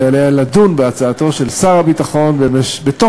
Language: Hebrew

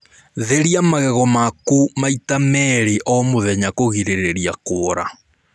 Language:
Kikuyu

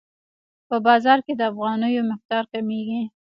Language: Pashto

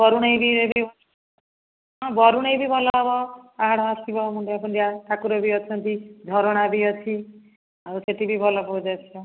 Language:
Odia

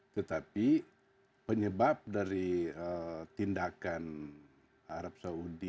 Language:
Indonesian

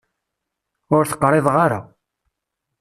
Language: Kabyle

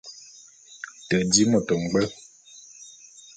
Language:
Bulu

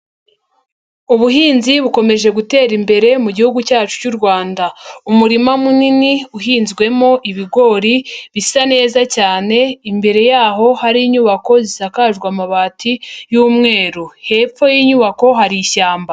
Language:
Kinyarwanda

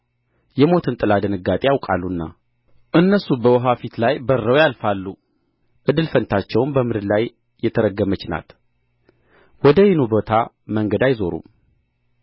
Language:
Amharic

